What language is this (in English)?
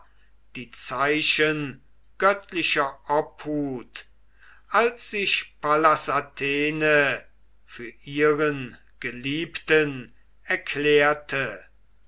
German